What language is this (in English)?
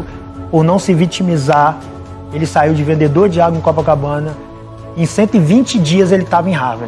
Portuguese